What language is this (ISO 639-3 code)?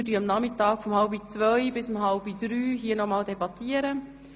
gsw